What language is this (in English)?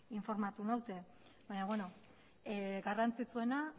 Basque